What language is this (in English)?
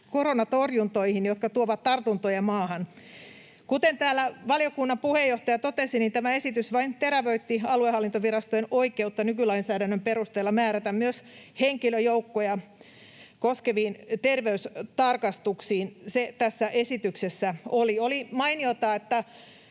Finnish